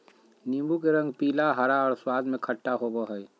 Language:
Magahi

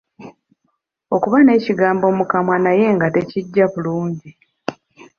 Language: Ganda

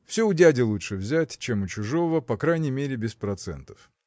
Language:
Russian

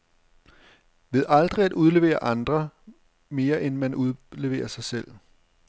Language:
Danish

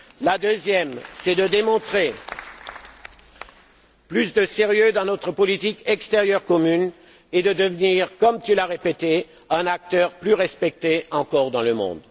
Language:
French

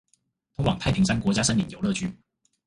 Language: Chinese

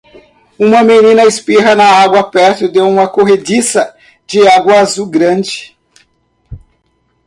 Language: Portuguese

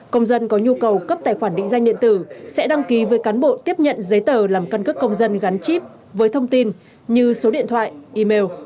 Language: Vietnamese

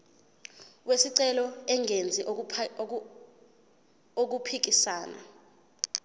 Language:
Zulu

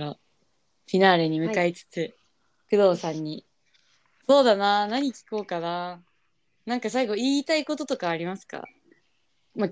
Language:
Japanese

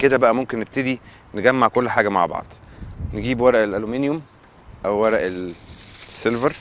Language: Arabic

